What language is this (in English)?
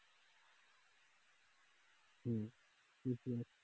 Bangla